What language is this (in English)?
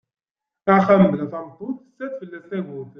Kabyle